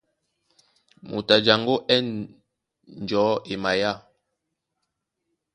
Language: Duala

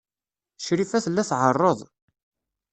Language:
Kabyle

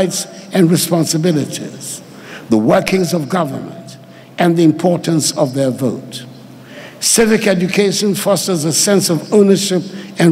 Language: English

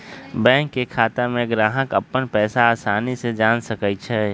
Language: Magahi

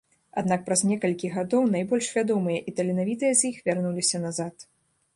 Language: Belarusian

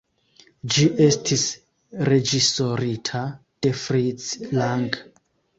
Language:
Esperanto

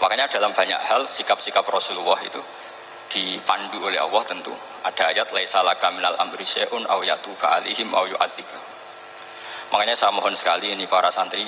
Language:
Indonesian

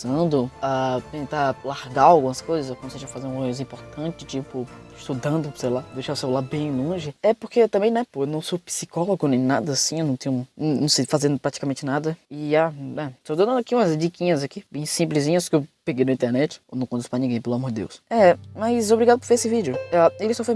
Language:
Portuguese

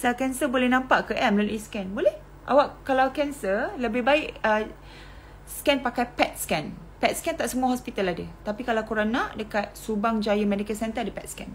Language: Malay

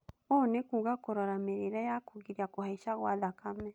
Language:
Kikuyu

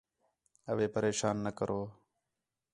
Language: Khetrani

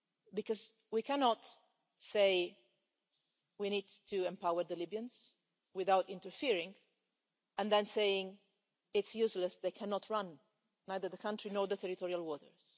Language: English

